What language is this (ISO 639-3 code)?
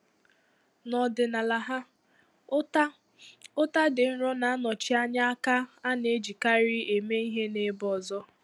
ibo